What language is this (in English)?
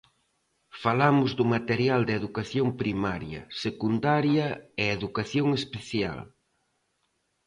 Galician